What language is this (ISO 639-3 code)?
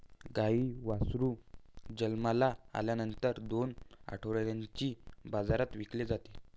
mar